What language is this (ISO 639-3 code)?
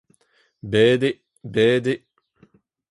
bre